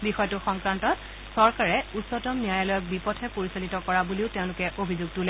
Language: Assamese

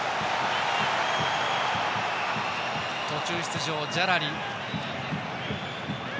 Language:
Japanese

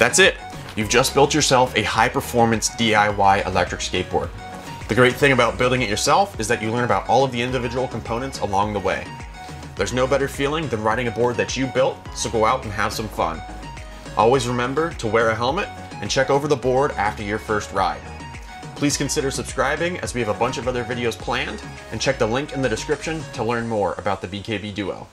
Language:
English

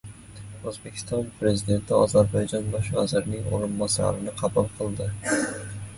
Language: Uzbek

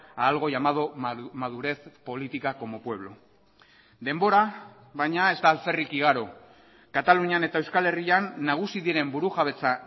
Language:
Basque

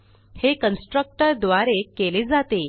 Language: Marathi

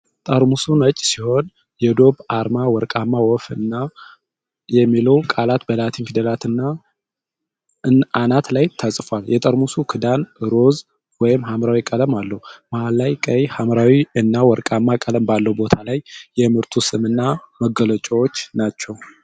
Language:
Amharic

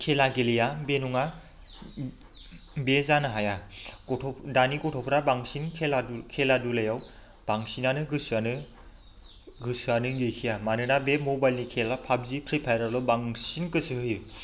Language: Bodo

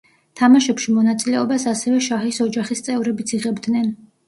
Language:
Georgian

